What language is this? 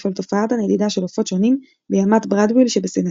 Hebrew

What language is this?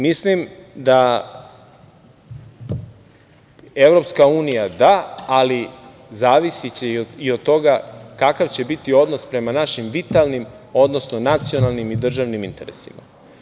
Serbian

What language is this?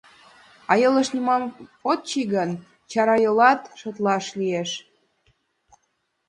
Mari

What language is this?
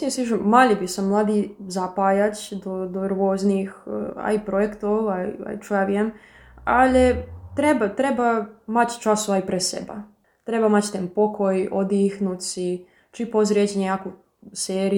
Slovak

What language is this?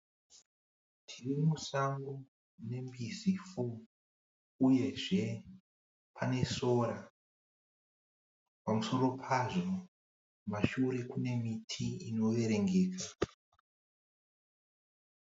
Shona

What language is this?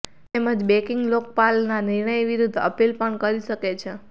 Gujarati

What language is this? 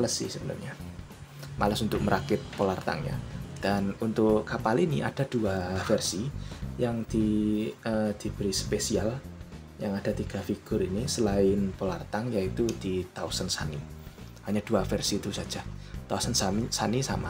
Indonesian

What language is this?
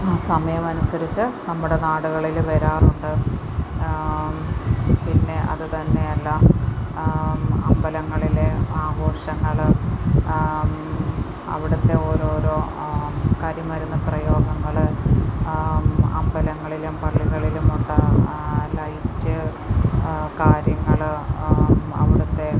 Malayalam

